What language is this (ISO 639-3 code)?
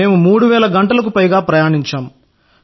tel